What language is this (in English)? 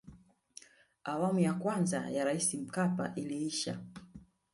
Swahili